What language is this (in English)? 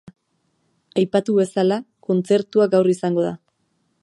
Basque